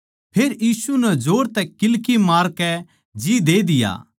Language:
Haryanvi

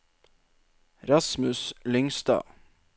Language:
Norwegian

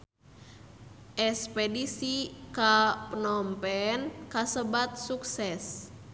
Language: Sundanese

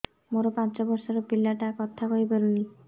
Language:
Odia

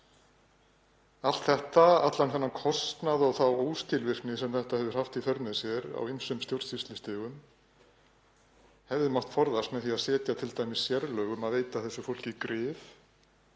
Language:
Icelandic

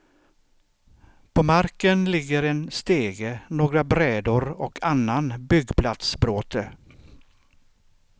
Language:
Swedish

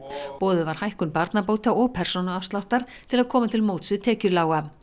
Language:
Icelandic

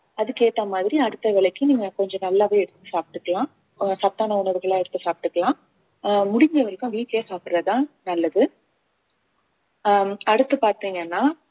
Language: Tamil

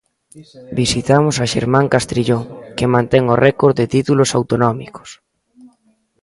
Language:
Galician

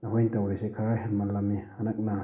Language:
Manipuri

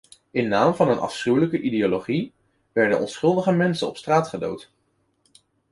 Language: Dutch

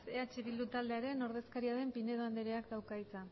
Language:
Basque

